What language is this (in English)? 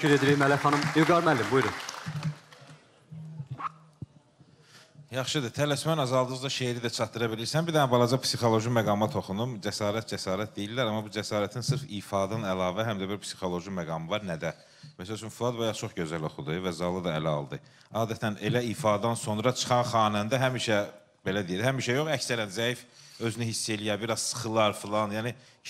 Turkish